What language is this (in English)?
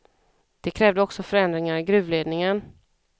Swedish